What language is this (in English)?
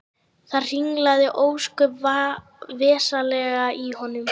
Icelandic